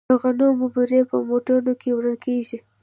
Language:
Pashto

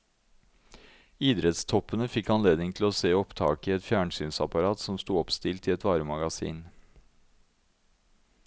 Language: Norwegian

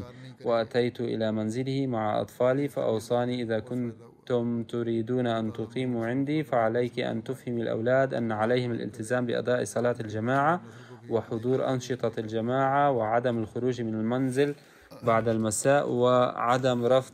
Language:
Arabic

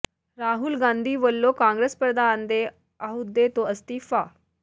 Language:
Punjabi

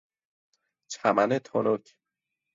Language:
Persian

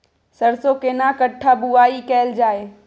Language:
Maithili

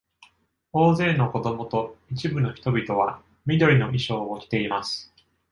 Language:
Japanese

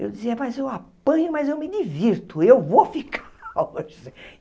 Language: Portuguese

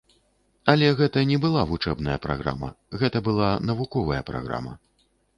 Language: Belarusian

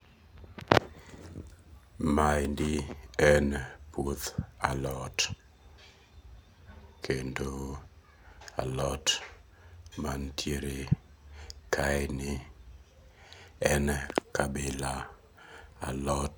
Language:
Luo (Kenya and Tanzania)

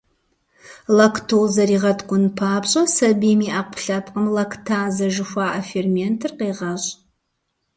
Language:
Kabardian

